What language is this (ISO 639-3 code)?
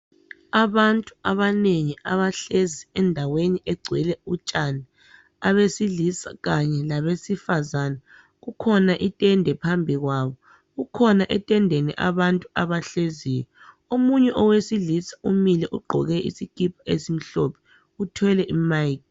nde